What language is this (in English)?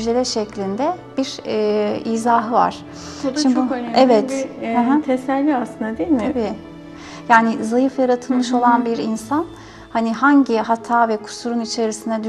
Turkish